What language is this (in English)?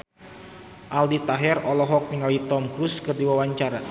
Sundanese